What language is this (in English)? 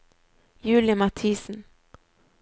Norwegian